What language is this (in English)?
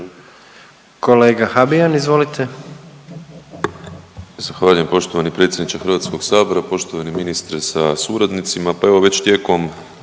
Croatian